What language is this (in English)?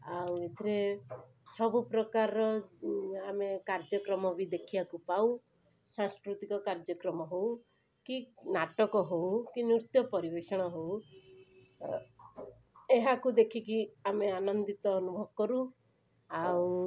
Odia